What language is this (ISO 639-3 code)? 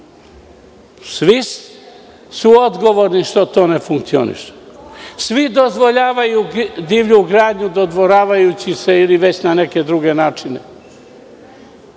srp